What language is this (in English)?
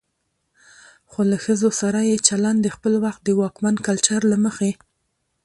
Pashto